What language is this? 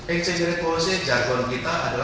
Indonesian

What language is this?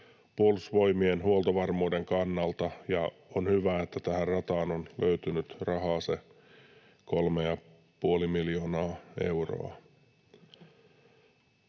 Finnish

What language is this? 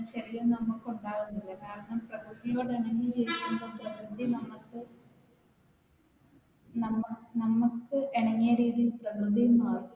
Malayalam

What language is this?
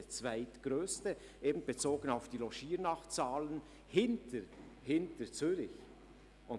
Swiss German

